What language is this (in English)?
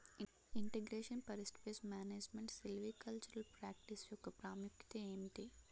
Telugu